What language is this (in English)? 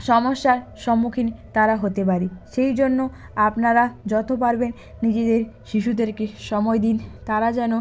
Bangla